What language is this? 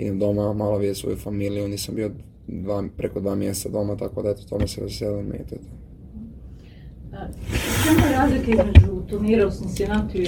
Croatian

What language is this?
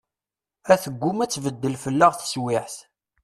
Kabyle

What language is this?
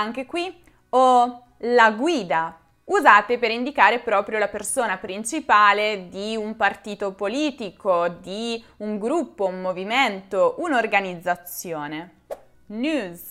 Italian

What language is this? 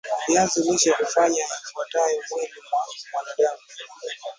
Swahili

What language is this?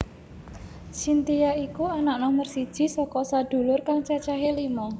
Javanese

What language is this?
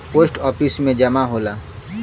Bhojpuri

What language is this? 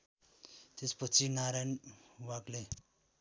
Nepali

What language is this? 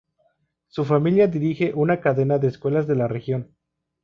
Spanish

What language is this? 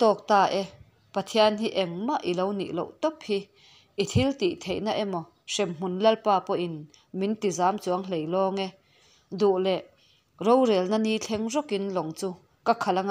Vietnamese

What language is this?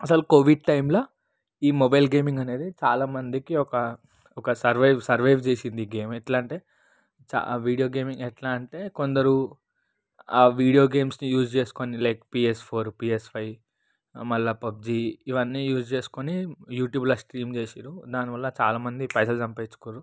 Telugu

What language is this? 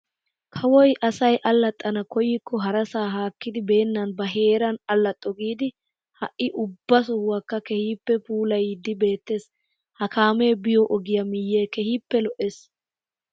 Wolaytta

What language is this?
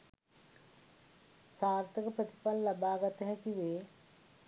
Sinhala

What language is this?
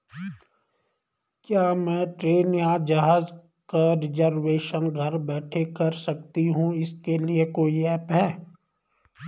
Hindi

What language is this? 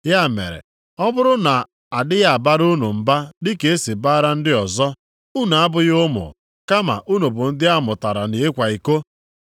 Igbo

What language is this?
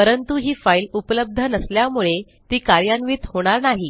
Marathi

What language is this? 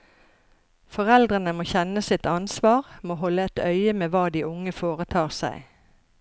Norwegian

